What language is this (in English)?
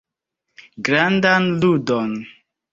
Esperanto